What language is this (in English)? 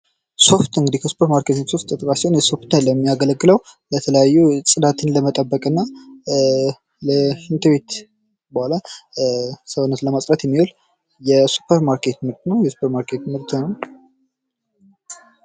Amharic